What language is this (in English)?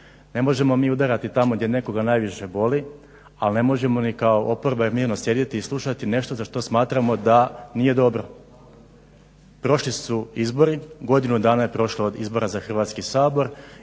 Croatian